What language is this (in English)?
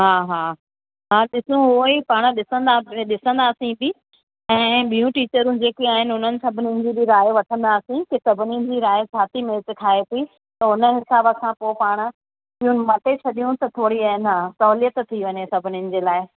Sindhi